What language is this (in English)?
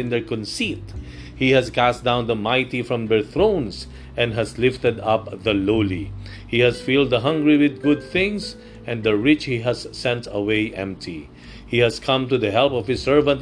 Filipino